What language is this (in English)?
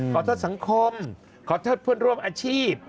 Thai